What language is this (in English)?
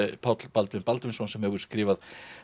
Icelandic